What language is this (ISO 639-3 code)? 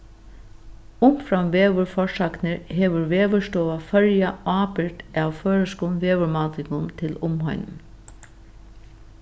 fao